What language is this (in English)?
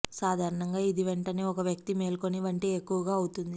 Telugu